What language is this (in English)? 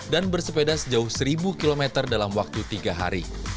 Indonesian